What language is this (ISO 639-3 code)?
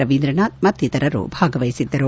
kan